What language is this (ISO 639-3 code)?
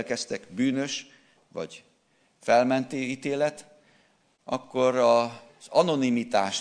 hun